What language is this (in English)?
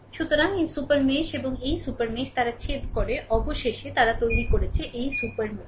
Bangla